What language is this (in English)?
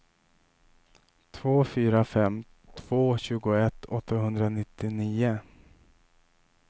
Swedish